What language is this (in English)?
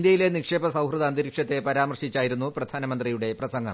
Malayalam